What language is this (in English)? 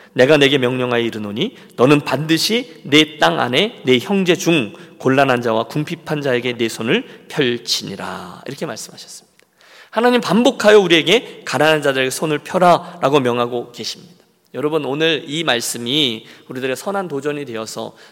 Korean